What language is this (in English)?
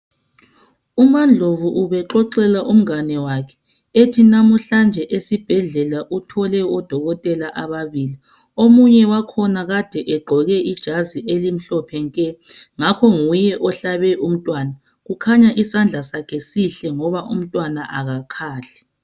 North Ndebele